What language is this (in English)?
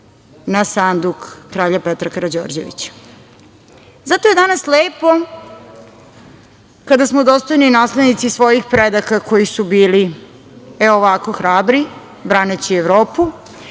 Serbian